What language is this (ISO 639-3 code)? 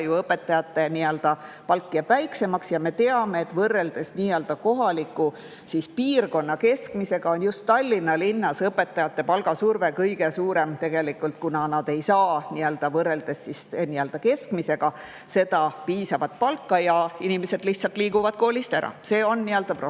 est